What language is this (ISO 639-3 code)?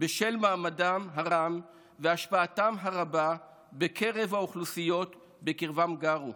heb